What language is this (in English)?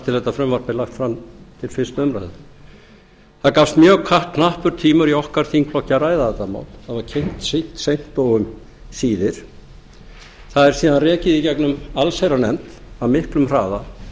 Icelandic